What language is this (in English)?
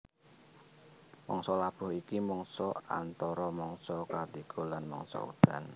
Javanese